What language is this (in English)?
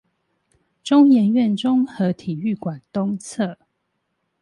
Chinese